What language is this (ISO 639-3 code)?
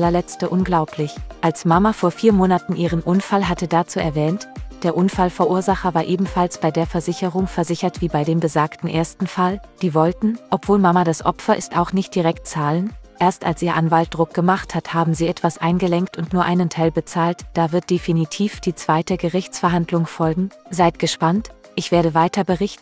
deu